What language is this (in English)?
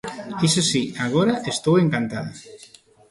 Galician